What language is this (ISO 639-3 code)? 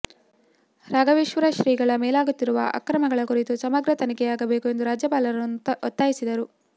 kan